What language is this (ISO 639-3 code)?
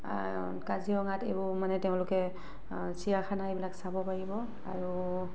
asm